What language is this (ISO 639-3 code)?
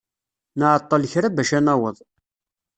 kab